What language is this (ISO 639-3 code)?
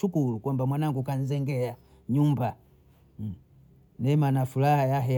bou